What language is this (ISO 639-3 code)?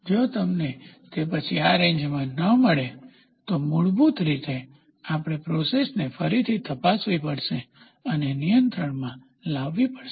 guj